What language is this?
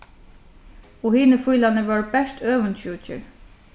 Faroese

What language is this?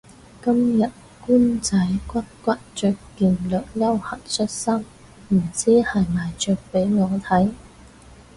Cantonese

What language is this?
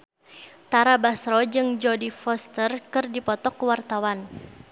Sundanese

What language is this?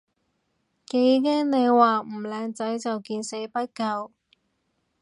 Cantonese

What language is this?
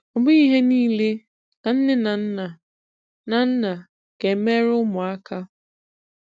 Igbo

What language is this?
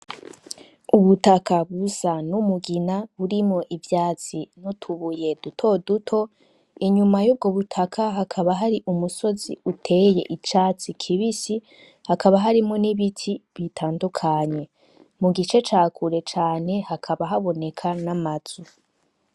Rundi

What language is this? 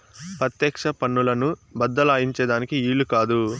Telugu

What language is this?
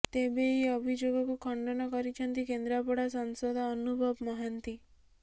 Odia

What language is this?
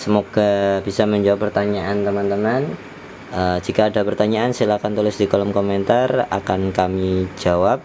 Indonesian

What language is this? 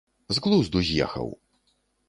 Belarusian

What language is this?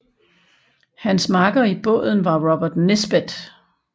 Danish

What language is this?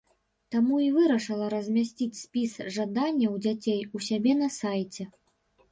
Belarusian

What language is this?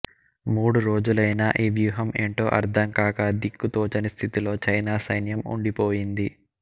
Telugu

